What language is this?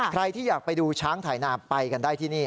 Thai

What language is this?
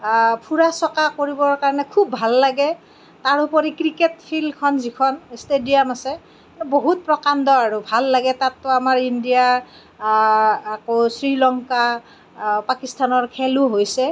Assamese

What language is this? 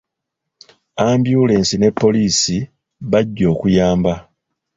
Ganda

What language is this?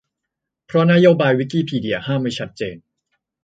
Thai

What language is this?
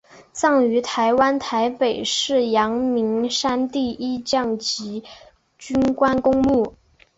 Chinese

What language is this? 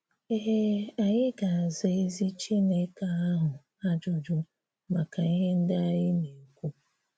Igbo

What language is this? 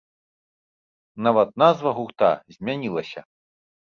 Belarusian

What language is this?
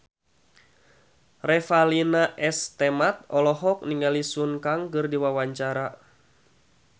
Sundanese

